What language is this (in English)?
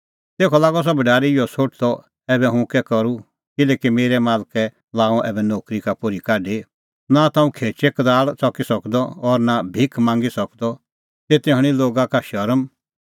Kullu Pahari